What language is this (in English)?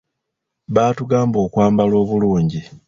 Ganda